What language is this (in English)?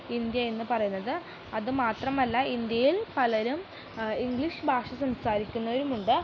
Malayalam